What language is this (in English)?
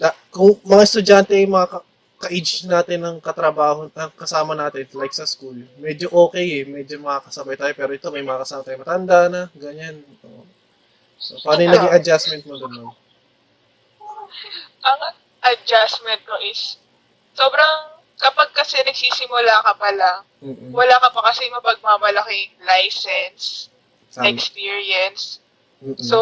Filipino